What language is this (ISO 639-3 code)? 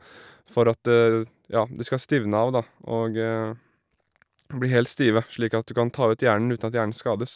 nor